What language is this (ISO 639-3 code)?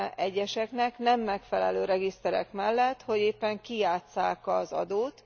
hun